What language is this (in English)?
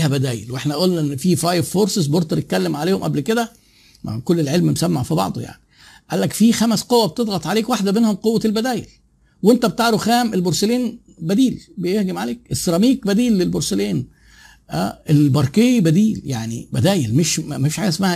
Arabic